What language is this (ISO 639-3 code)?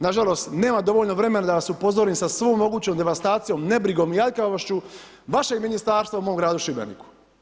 hrv